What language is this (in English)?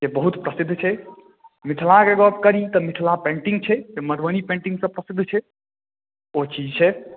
Maithili